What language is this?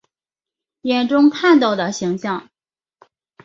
Chinese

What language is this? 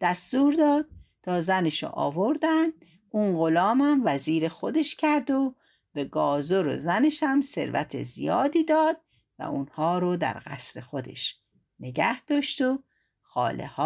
Persian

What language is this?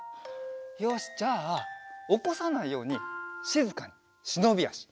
Japanese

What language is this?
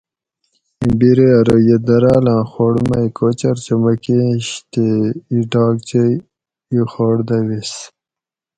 Gawri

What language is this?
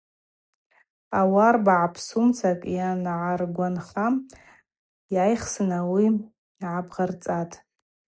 Abaza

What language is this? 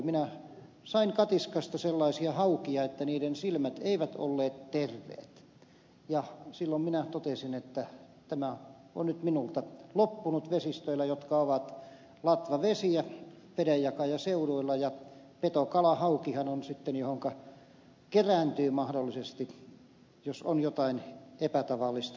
Finnish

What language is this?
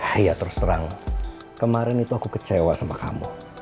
Indonesian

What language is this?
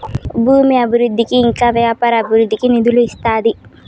Telugu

